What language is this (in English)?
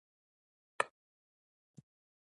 Pashto